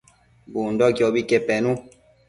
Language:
Matsés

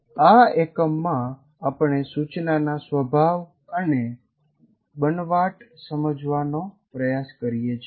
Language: Gujarati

